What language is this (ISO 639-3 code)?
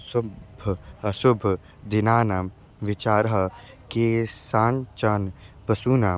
san